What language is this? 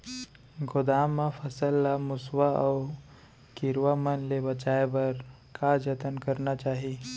Chhattisgarhi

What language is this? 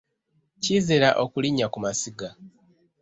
Ganda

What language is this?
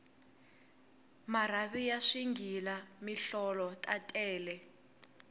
Tsonga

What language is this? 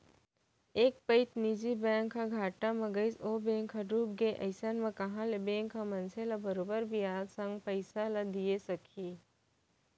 Chhattisgarhi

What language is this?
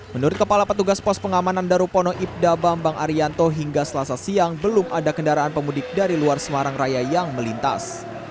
Indonesian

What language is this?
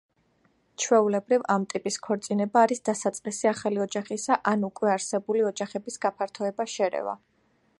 Georgian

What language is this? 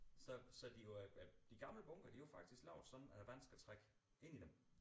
Danish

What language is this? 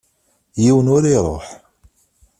Kabyle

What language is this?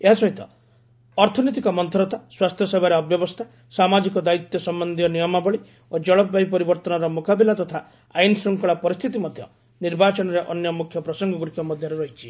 Odia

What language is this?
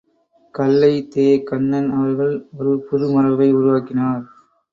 Tamil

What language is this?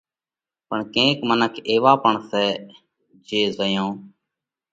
Parkari Koli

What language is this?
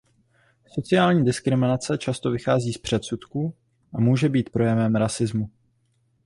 Czech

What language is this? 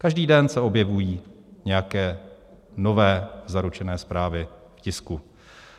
Czech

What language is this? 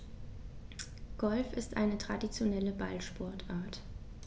German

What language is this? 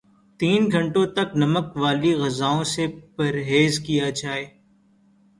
Urdu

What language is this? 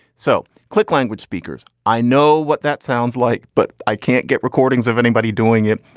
English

